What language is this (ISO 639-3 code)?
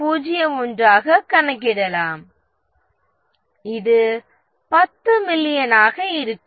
tam